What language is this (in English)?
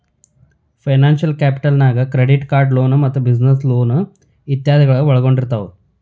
Kannada